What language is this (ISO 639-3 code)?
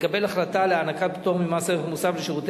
heb